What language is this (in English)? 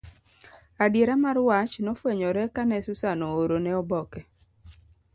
Luo (Kenya and Tanzania)